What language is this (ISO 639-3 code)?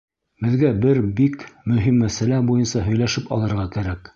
bak